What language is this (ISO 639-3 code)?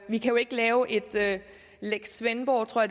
dan